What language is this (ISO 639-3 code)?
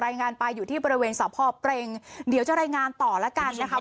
tha